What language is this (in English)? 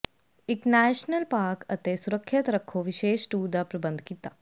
Punjabi